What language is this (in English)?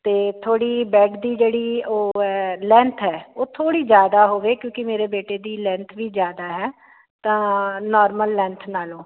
Punjabi